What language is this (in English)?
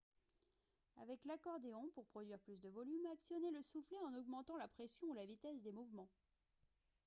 French